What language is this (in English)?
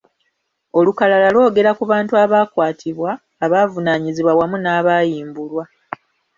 Ganda